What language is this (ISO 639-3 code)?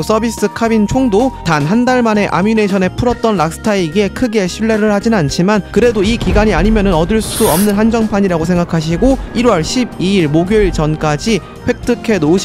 kor